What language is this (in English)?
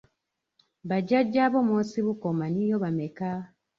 Ganda